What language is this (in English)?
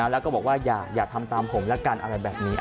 Thai